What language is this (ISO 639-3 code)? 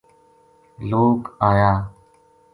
gju